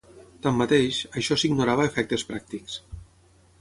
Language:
Catalan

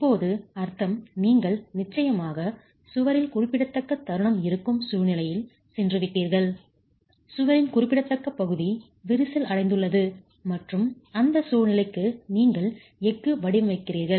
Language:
Tamil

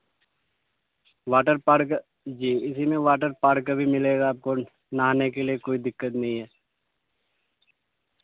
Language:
Urdu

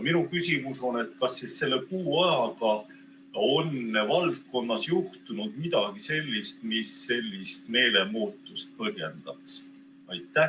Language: Estonian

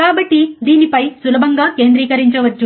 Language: Telugu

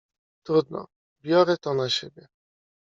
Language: Polish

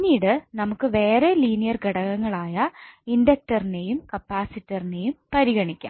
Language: Malayalam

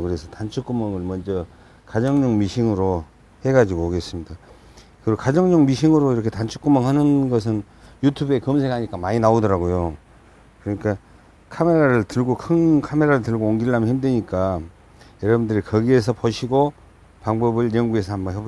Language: Korean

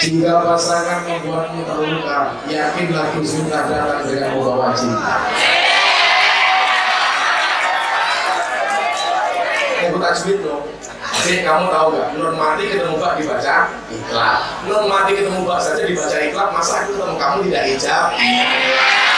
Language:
Indonesian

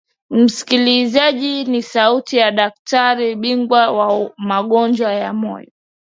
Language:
Swahili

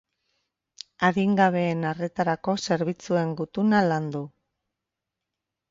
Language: Basque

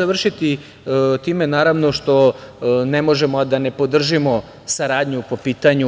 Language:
Serbian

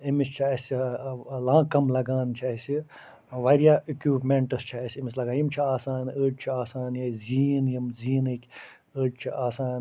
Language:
Kashmiri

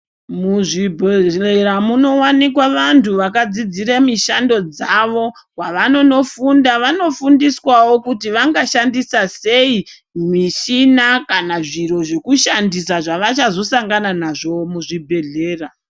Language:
Ndau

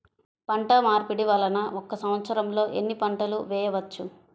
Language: Telugu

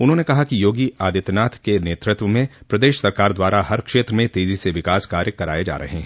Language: Hindi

